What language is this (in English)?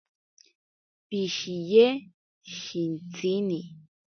Ashéninka Perené